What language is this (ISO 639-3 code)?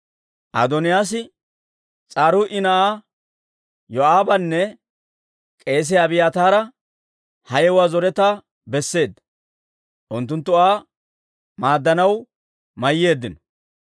dwr